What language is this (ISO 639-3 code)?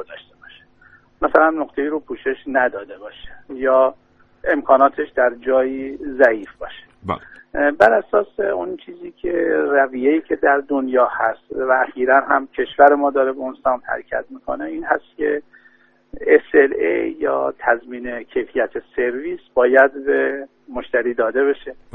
fas